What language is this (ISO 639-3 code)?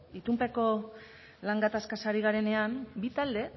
eus